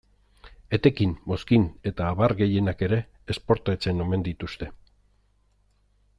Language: Basque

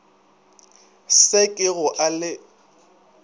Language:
Northern Sotho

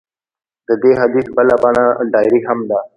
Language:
Pashto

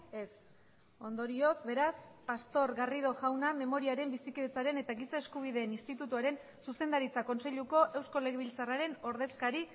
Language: Basque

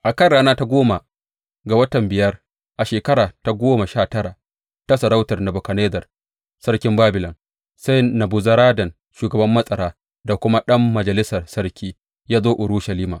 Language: Hausa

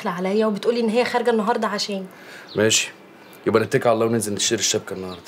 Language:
Arabic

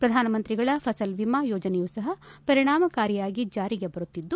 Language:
Kannada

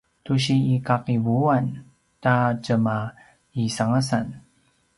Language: Paiwan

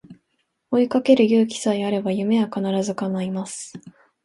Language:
Japanese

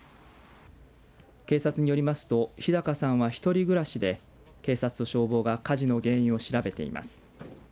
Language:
Japanese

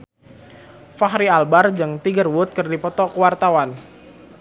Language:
Sundanese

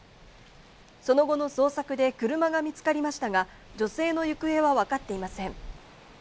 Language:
Japanese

